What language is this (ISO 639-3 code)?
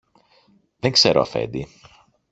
ell